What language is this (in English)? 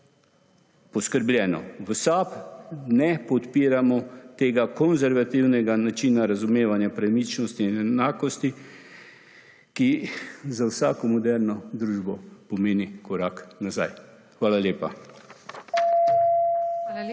Slovenian